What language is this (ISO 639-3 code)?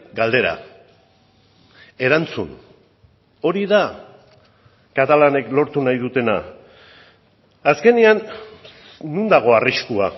eus